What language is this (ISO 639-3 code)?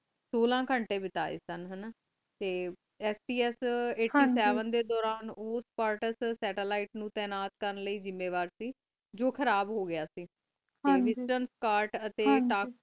pan